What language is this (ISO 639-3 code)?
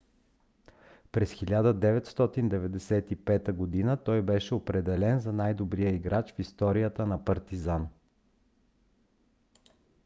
bul